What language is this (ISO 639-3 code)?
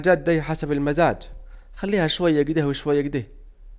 aec